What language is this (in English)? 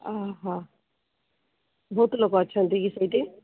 Odia